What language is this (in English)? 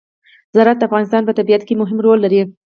Pashto